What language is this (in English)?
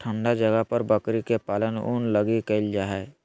Magahi